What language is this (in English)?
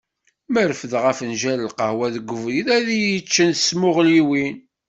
Kabyle